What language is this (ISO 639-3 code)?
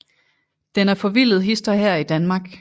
dan